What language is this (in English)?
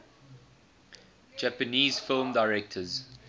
English